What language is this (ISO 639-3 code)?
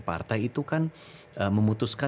ind